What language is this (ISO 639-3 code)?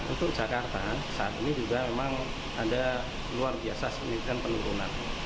ind